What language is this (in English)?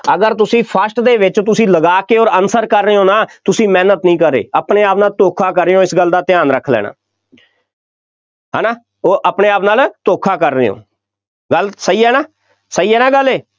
Punjabi